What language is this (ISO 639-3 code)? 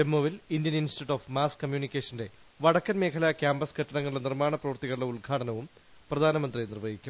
mal